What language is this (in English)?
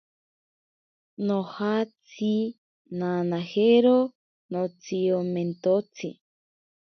Ashéninka Perené